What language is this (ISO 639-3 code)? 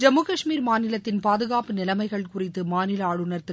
tam